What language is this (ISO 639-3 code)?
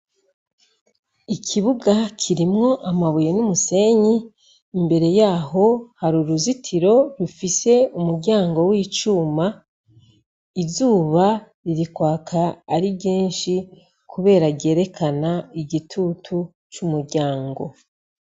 run